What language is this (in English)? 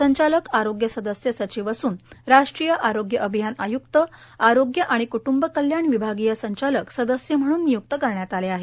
Marathi